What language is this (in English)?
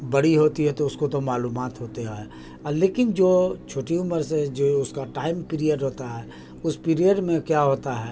Urdu